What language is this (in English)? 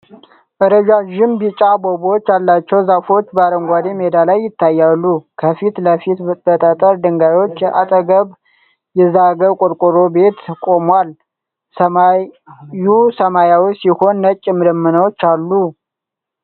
Amharic